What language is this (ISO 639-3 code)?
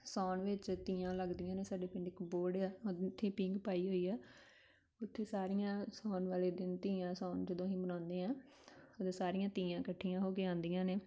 pan